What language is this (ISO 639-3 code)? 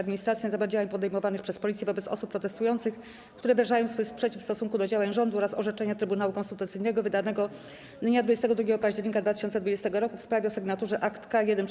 pol